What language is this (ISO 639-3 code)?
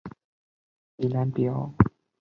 zho